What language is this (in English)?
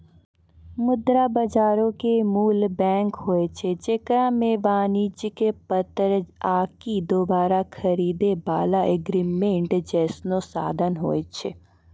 Maithili